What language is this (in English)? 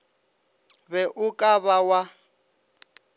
Northern Sotho